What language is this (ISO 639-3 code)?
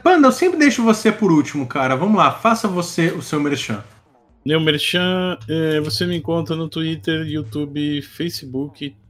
por